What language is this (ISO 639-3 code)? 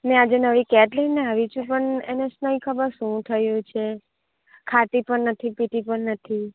guj